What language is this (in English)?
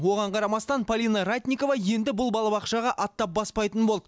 Kazakh